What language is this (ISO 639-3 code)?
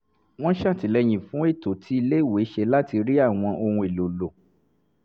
yor